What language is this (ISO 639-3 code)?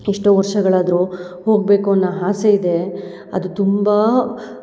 kan